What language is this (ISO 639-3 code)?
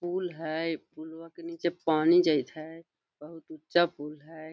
mag